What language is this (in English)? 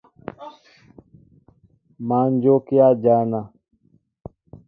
Mbo (Cameroon)